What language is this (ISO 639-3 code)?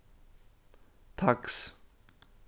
fao